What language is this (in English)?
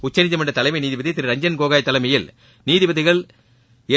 Tamil